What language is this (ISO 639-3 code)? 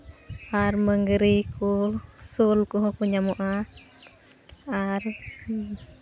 sat